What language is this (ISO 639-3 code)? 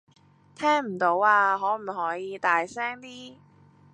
yue